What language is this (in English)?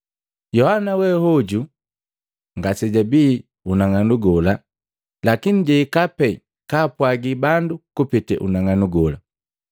Matengo